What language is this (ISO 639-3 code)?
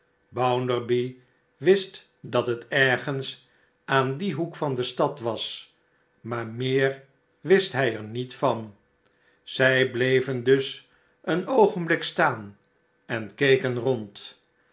nld